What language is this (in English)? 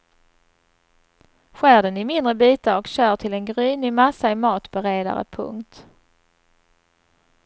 Swedish